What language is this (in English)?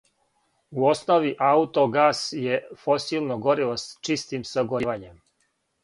Serbian